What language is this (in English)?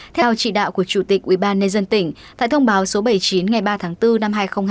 Vietnamese